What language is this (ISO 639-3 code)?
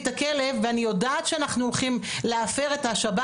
heb